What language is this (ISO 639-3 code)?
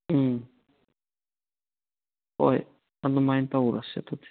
mni